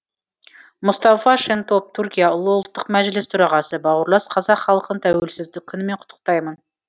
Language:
Kazakh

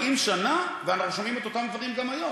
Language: Hebrew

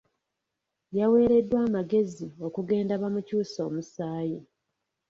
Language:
Ganda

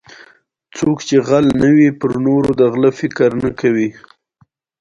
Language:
Pashto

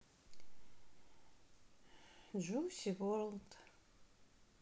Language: Russian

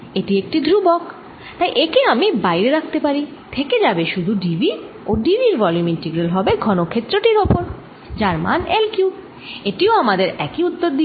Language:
Bangla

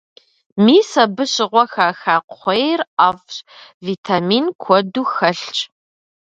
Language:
Kabardian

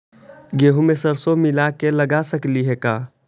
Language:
Magahi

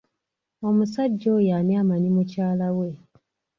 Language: Ganda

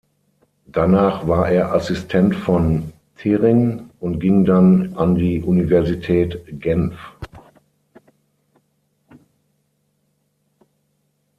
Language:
German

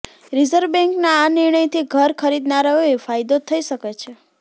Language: Gujarati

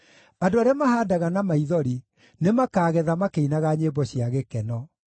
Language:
Kikuyu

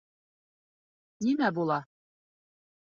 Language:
Bashkir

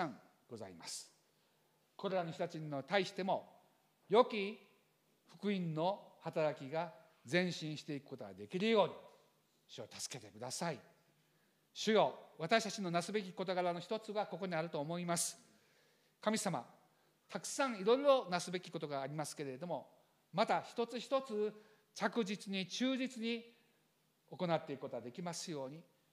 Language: Japanese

